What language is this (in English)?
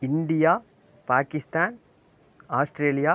Tamil